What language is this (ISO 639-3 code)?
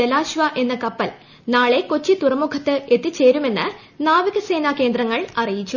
mal